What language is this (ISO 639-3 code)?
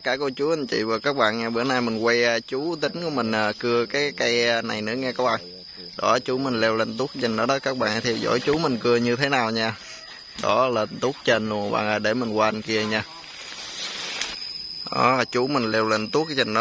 vie